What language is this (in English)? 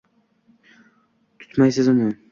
Uzbek